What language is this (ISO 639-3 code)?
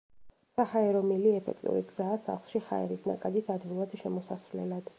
kat